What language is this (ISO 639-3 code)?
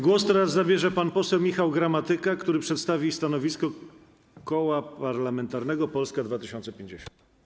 pol